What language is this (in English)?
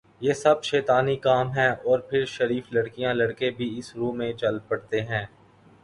Urdu